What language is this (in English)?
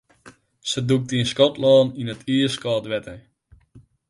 Western Frisian